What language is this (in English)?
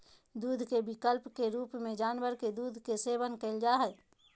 Magahi